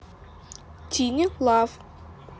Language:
Russian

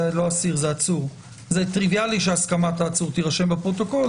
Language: Hebrew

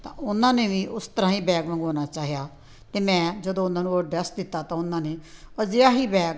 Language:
Punjabi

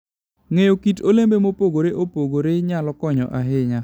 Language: Luo (Kenya and Tanzania)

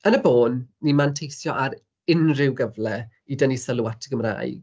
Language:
Welsh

